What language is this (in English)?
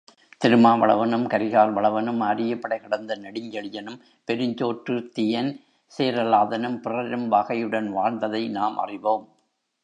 Tamil